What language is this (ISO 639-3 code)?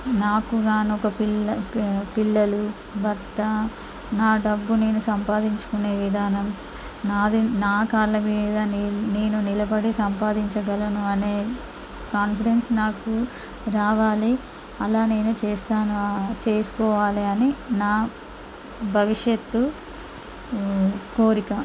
tel